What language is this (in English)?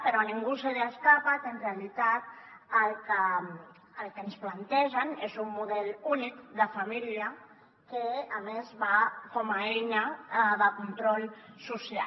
Catalan